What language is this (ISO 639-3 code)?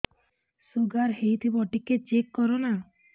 ori